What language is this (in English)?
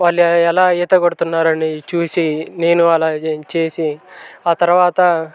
Telugu